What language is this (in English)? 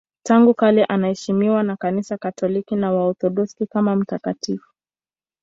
Swahili